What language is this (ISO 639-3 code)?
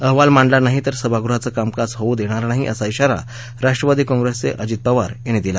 mar